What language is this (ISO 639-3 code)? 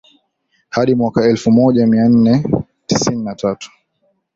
swa